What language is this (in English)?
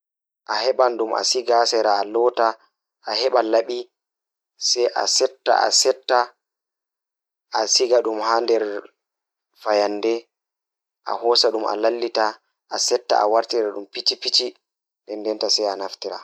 Fula